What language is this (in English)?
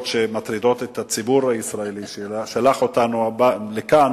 Hebrew